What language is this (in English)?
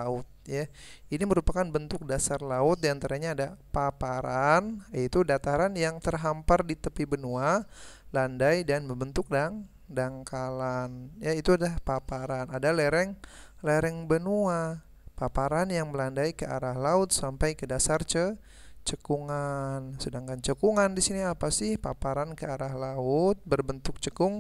Indonesian